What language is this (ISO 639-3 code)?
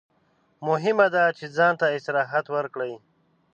pus